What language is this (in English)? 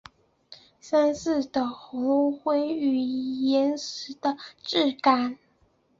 Chinese